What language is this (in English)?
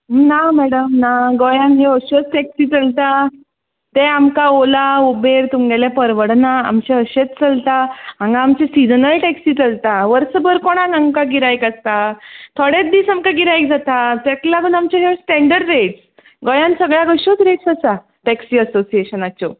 Konkani